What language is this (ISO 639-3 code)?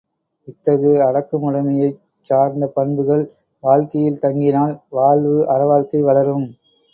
tam